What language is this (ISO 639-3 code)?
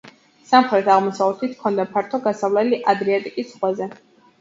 kat